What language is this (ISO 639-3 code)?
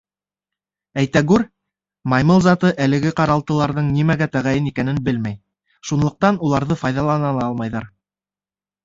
bak